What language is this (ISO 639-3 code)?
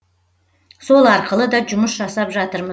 kaz